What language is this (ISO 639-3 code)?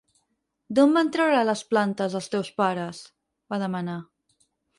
cat